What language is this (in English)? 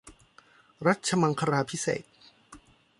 Thai